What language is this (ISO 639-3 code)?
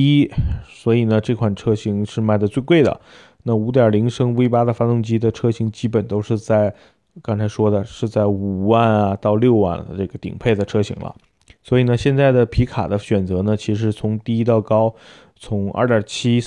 zho